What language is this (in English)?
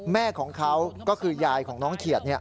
Thai